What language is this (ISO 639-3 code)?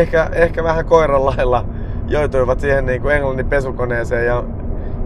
fin